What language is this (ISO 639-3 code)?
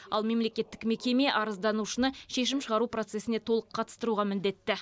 kaz